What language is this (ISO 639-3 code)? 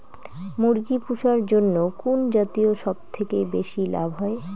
ben